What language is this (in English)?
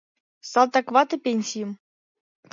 Mari